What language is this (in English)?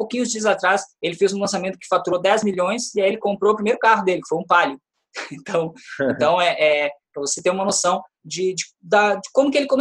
Portuguese